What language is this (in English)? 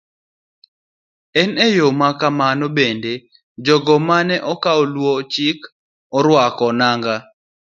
Luo (Kenya and Tanzania)